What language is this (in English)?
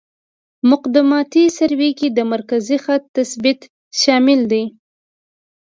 Pashto